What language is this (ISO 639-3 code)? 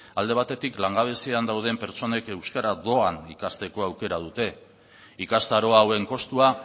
eus